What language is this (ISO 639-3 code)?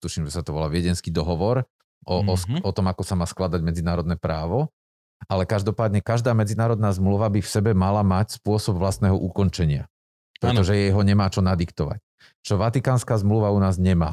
slk